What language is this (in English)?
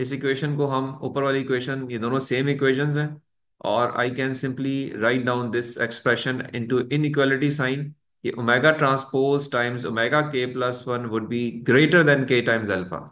Hindi